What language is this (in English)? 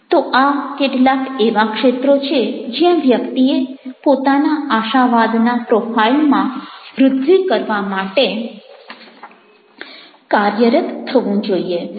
Gujarati